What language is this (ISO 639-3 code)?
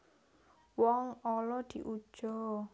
jav